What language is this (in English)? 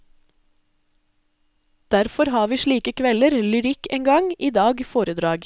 Norwegian